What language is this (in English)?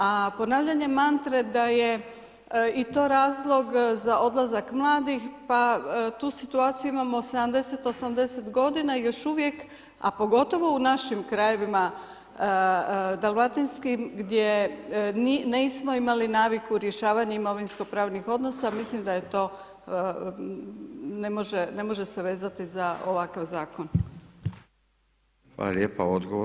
Croatian